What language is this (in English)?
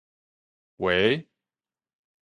Min Nan Chinese